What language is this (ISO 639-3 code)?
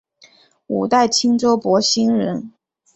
zho